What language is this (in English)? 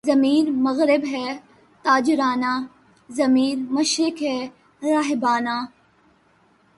Urdu